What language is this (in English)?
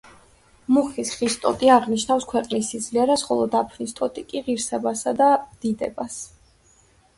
Georgian